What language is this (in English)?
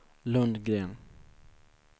Swedish